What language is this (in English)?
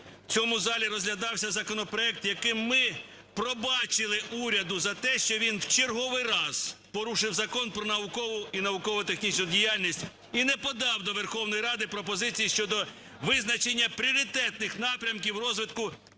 Ukrainian